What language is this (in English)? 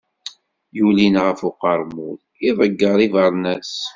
Kabyle